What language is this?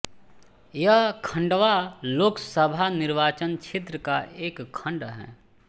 Hindi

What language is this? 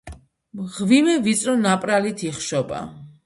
Georgian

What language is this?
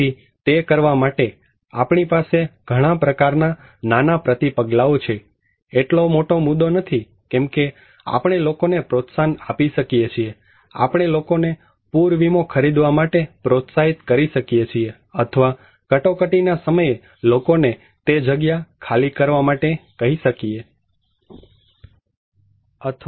Gujarati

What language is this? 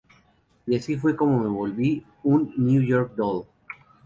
Spanish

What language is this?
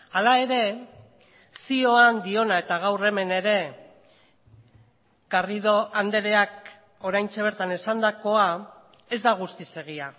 Basque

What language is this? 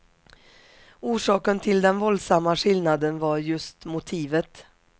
Swedish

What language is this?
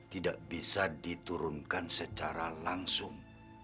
Indonesian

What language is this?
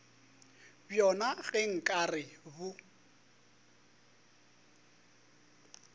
Northern Sotho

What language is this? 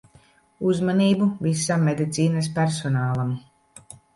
Latvian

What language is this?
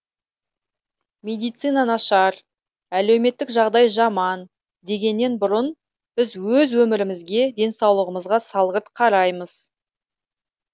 Kazakh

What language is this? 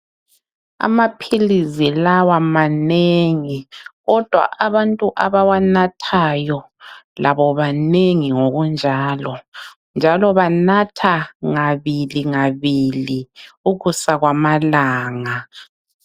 North Ndebele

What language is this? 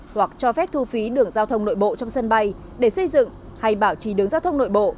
Vietnamese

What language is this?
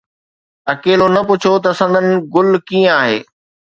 Sindhi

